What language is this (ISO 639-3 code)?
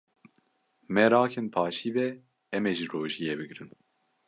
kur